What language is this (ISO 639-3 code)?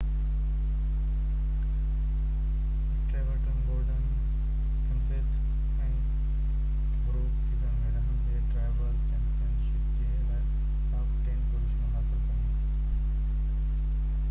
snd